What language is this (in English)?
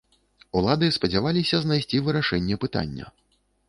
Belarusian